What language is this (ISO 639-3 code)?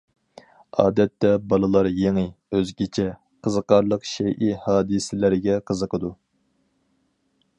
uig